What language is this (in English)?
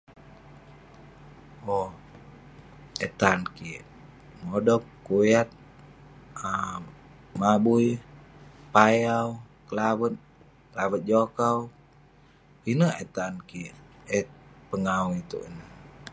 Western Penan